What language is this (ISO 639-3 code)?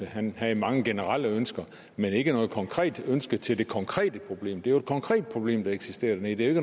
dan